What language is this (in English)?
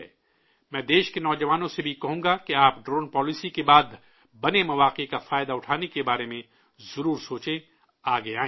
Urdu